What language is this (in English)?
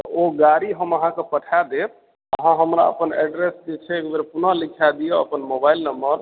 Maithili